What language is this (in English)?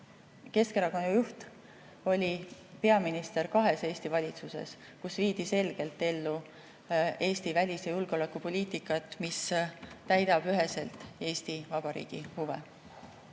Estonian